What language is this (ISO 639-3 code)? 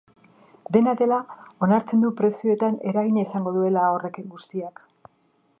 eus